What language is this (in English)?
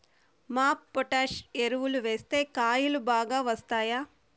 Telugu